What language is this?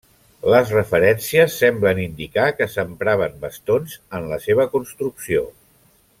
Catalan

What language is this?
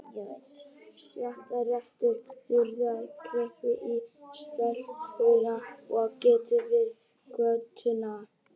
Icelandic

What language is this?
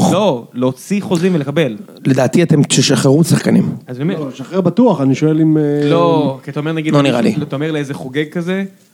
Hebrew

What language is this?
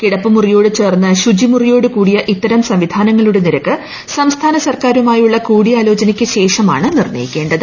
Malayalam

